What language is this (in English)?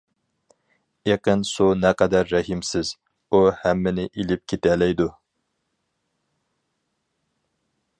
Uyghur